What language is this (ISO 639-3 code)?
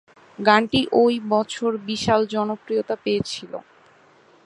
ben